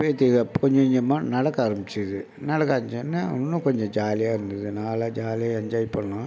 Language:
Tamil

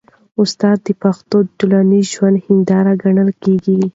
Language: Pashto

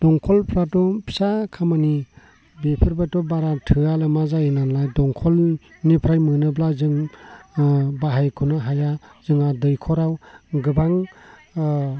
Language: Bodo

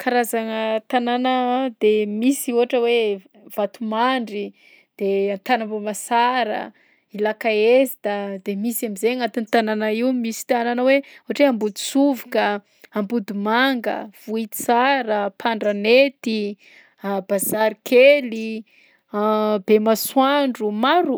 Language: Southern Betsimisaraka Malagasy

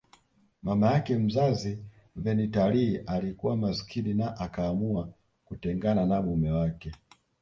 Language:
Swahili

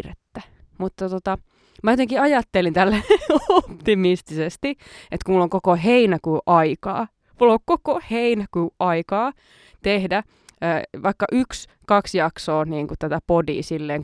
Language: Finnish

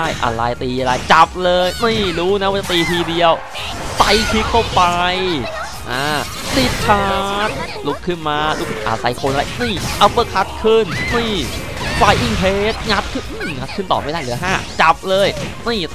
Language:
Thai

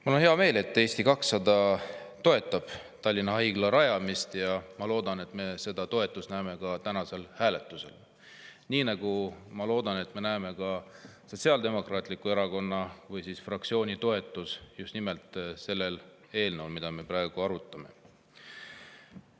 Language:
Estonian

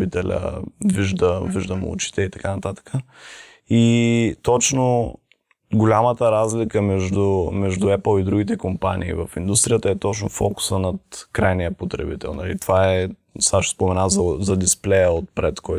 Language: Bulgarian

